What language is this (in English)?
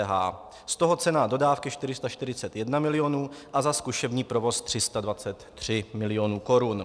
Czech